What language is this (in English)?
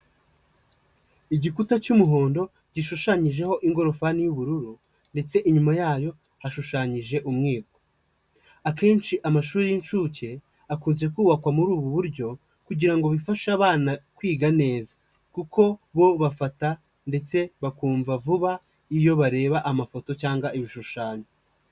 Kinyarwanda